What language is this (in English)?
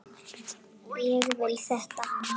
Icelandic